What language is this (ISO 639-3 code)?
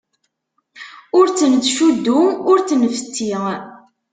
kab